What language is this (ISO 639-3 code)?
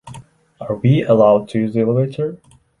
eng